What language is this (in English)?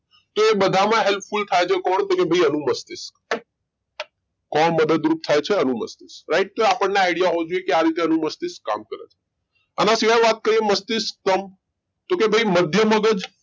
Gujarati